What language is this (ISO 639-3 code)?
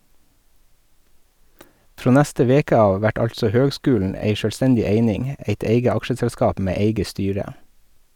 nor